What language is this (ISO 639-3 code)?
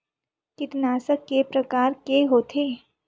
hne